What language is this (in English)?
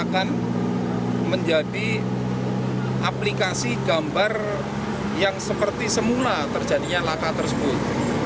Indonesian